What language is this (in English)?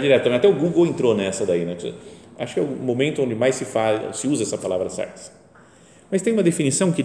Portuguese